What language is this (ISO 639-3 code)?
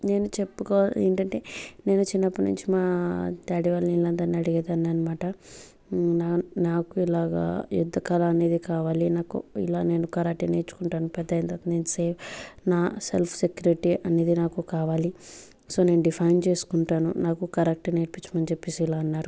tel